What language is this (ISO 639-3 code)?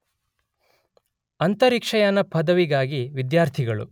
kan